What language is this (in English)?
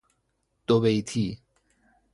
Persian